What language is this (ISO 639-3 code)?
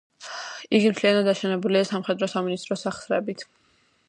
kat